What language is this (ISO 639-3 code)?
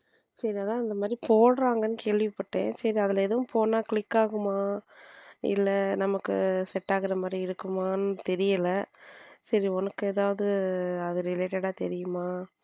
tam